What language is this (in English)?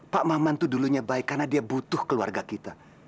Indonesian